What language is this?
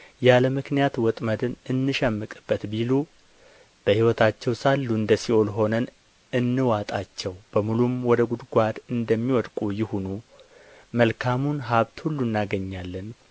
Amharic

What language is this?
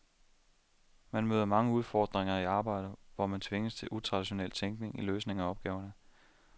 Danish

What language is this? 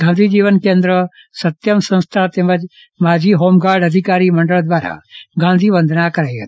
Gujarati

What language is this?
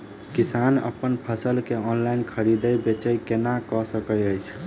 Maithili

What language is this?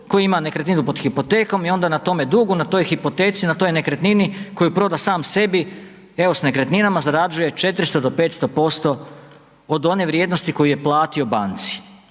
Croatian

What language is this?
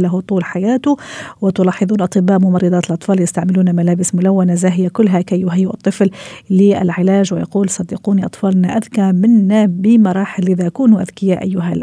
Arabic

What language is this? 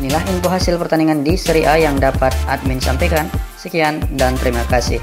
Indonesian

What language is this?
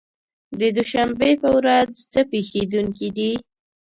Pashto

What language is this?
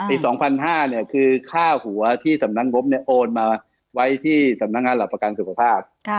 Thai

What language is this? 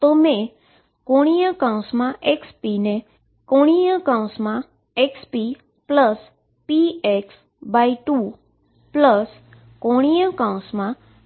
Gujarati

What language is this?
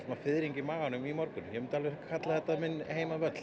Icelandic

